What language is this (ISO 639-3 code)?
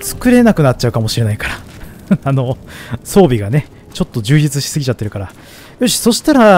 jpn